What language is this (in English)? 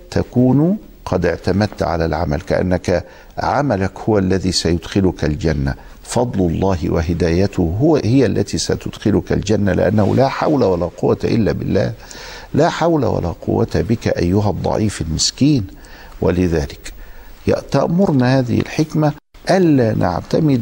Arabic